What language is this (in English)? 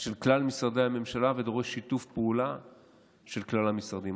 Hebrew